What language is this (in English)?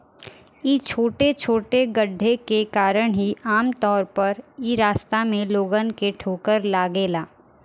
Bhojpuri